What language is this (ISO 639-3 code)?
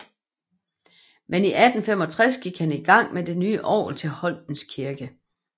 dan